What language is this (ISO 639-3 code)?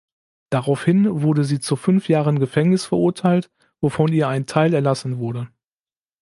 deu